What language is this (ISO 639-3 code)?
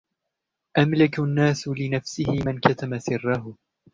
ara